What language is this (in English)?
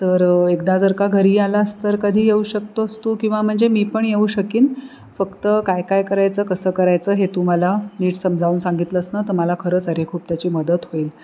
Marathi